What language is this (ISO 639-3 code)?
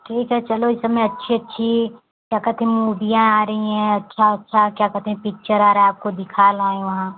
hin